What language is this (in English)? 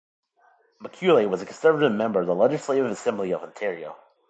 English